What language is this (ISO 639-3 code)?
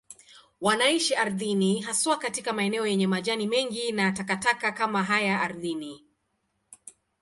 swa